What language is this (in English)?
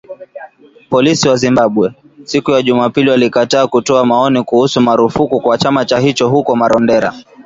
Swahili